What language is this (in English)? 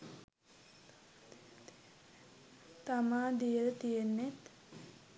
Sinhala